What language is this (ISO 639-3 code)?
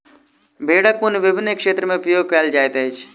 mai